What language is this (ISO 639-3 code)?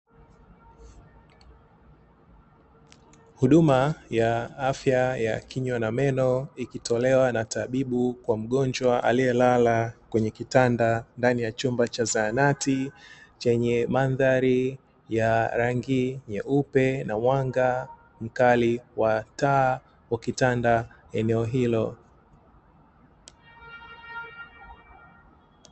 swa